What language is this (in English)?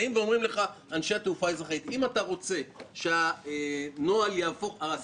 Hebrew